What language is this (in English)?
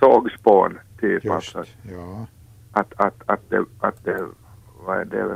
Swedish